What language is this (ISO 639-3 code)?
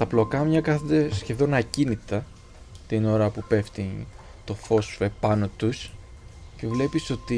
ell